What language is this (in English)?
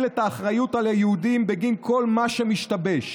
Hebrew